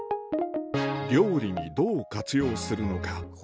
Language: Japanese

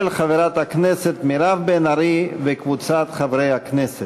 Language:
Hebrew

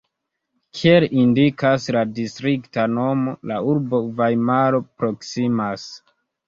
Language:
Esperanto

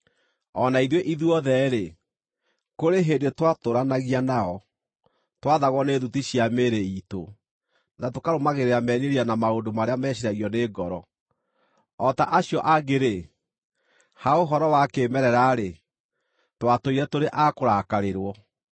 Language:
Kikuyu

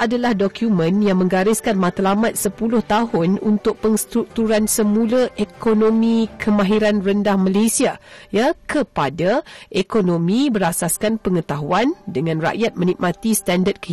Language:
Malay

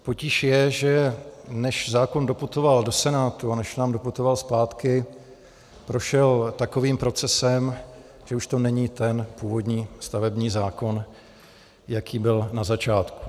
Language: Czech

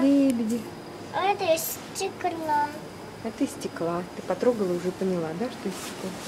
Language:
Russian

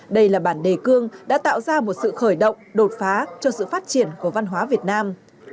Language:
Vietnamese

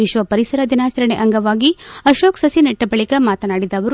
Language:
Kannada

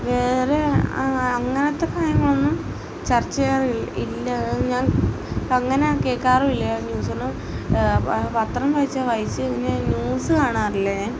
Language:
Malayalam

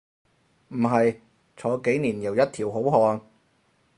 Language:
Cantonese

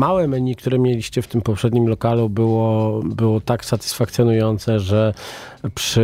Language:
Polish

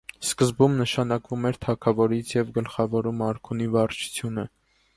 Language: Armenian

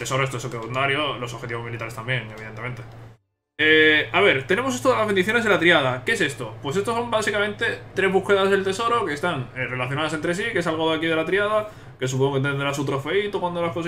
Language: Spanish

